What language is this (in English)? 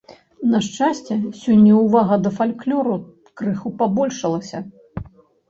Belarusian